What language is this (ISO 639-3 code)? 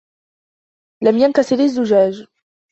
ara